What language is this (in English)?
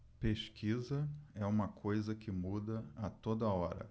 Portuguese